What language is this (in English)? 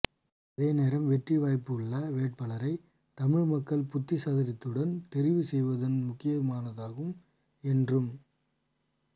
Tamil